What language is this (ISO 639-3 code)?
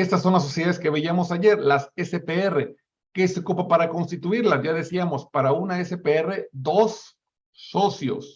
spa